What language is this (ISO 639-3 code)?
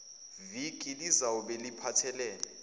zul